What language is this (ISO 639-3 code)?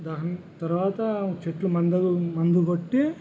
tel